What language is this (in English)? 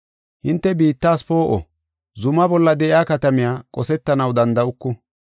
Gofa